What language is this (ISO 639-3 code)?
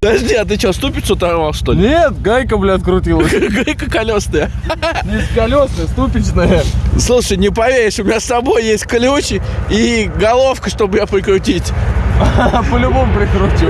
rus